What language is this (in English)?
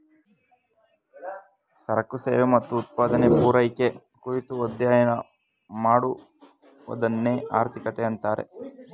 Kannada